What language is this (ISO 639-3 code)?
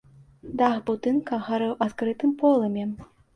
bel